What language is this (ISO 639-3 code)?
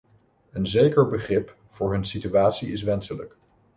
nld